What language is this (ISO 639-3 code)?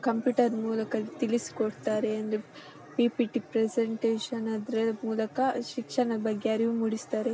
kan